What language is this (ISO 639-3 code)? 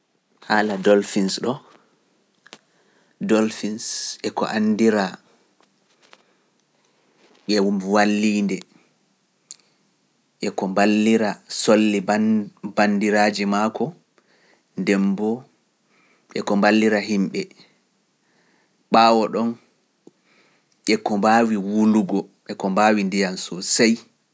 fuf